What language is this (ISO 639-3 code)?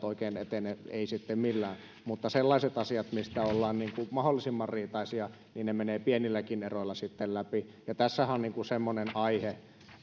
fin